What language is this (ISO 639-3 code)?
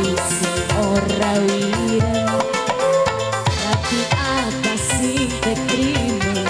ind